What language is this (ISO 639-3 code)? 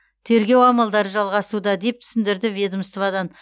kaz